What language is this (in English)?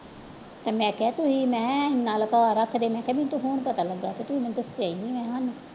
Punjabi